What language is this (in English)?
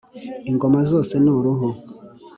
Kinyarwanda